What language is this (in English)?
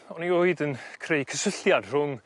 Welsh